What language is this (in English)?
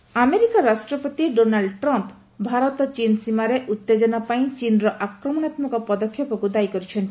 Odia